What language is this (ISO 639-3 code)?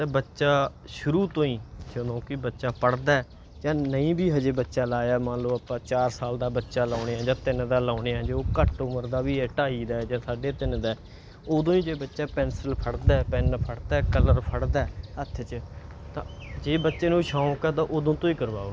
pan